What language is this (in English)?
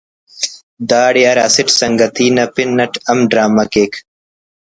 Brahui